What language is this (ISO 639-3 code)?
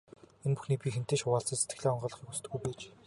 mon